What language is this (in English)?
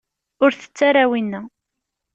Kabyle